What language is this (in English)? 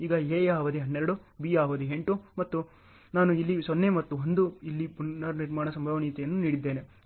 Kannada